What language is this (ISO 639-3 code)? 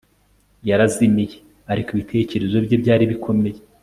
kin